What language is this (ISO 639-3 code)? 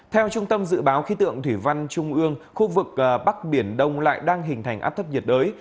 vie